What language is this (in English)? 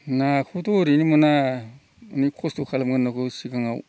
Bodo